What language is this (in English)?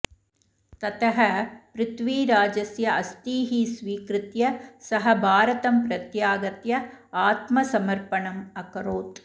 Sanskrit